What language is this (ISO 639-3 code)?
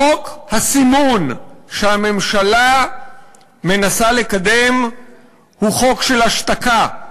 heb